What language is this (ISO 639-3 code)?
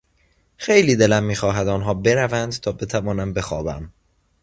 fas